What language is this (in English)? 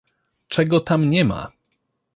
Polish